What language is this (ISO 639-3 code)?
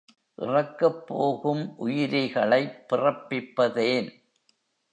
tam